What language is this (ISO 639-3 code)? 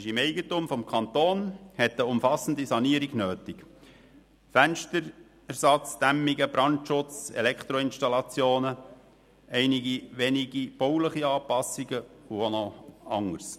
gsw